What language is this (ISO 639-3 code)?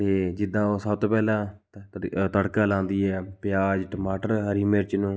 pan